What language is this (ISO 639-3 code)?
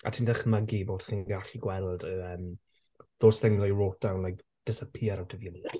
cym